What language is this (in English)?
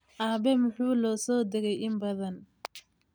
Somali